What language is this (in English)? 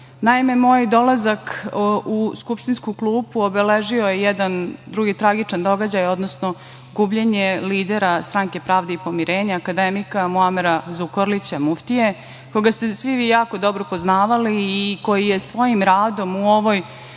Serbian